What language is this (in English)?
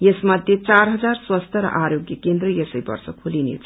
Nepali